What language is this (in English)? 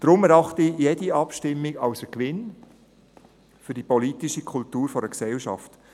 Swiss German